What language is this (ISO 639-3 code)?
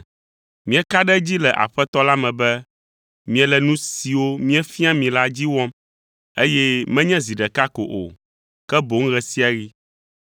ewe